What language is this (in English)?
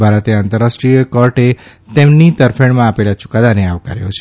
Gujarati